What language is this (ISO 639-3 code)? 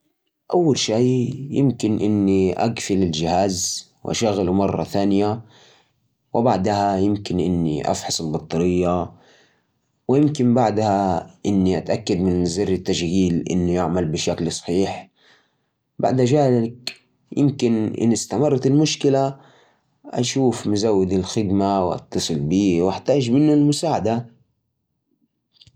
ars